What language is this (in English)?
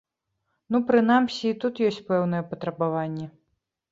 Belarusian